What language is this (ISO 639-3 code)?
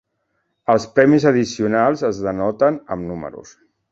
cat